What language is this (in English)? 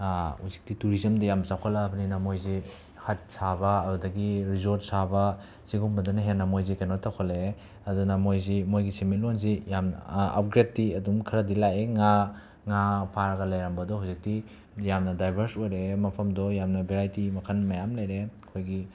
Manipuri